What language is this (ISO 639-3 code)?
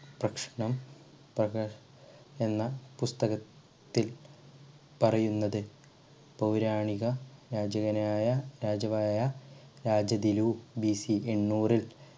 mal